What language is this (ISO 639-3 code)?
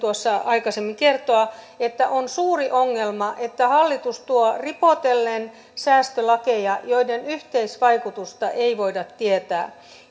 fin